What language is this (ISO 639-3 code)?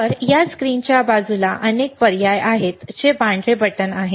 mar